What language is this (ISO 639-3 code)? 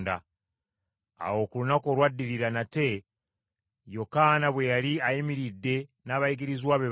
lug